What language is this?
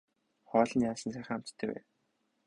Mongolian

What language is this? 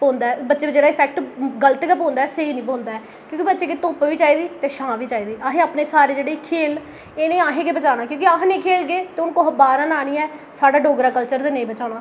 Dogri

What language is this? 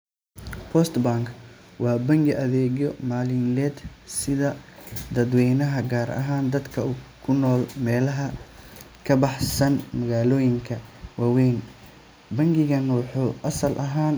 Somali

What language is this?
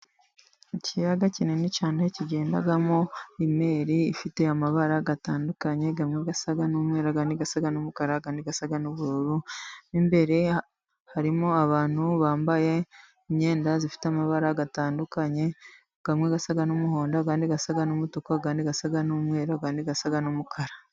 Kinyarwanda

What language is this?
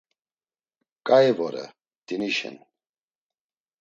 Laz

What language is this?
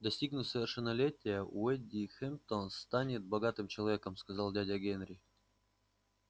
Russian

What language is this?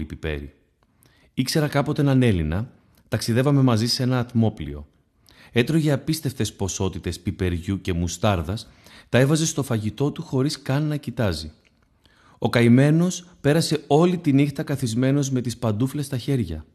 Greek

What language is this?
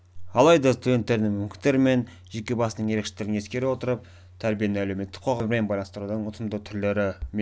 Kazakh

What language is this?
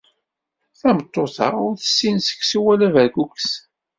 Kabyle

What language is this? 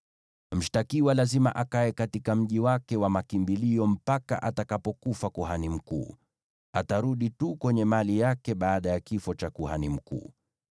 Swahili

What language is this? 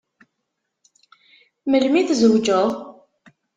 Kabyle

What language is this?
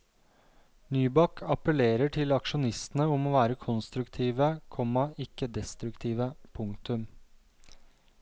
Norwegian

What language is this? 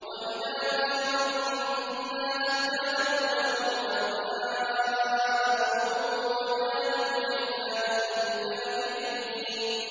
Arabic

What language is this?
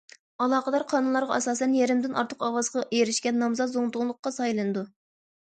Uyghur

